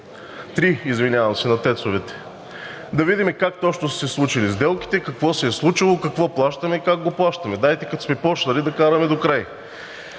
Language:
Bulgarian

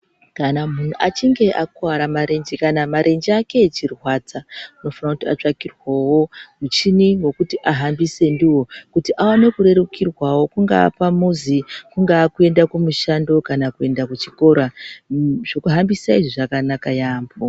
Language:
Ndau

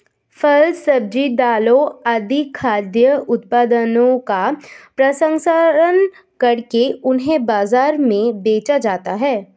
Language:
Hindi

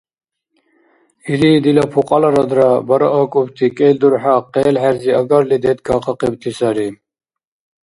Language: Dargwa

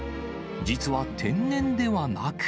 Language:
Japanese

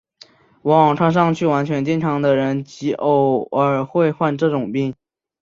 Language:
Chinese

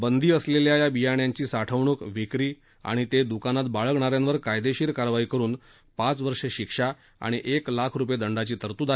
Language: Marathi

